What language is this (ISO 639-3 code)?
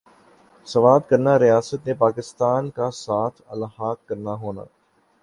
urd